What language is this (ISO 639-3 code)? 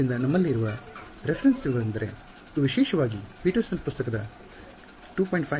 kan